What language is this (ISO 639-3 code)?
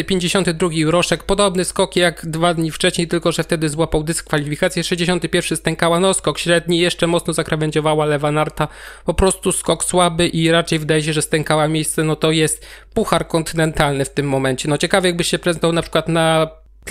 pol